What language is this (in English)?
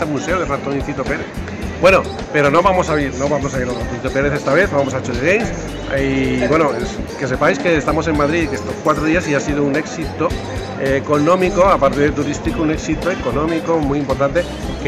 Spanish